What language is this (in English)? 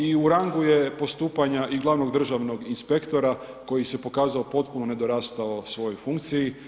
Croatian